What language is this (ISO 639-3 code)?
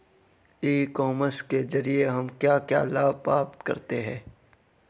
hin